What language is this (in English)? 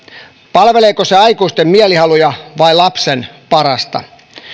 Finnish